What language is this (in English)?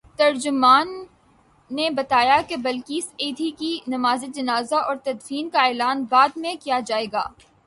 Urdu